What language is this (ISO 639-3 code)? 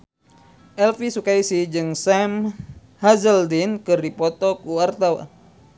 sun